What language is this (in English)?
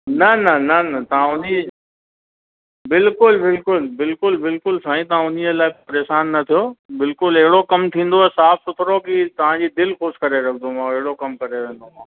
Sindhi